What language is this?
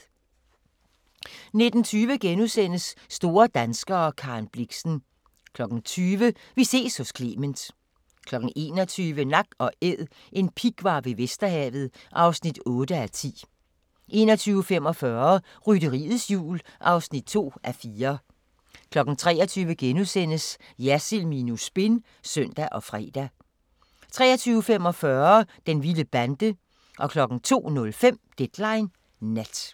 Danish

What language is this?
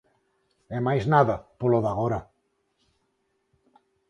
Galician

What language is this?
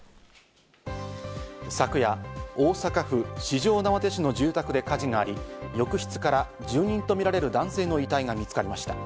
Japanese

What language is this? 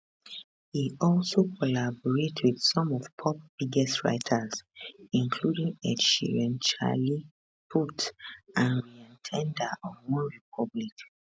Nigerian Pidgin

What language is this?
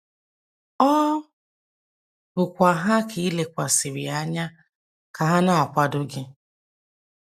Igbo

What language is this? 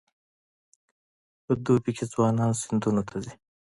Pashto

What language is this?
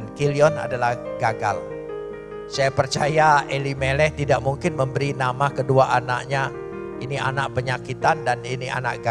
Indonesian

